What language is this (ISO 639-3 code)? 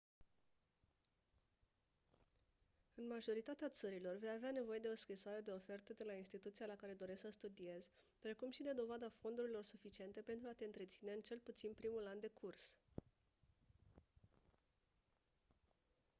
ron